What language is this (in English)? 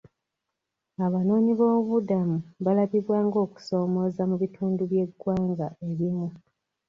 Ganda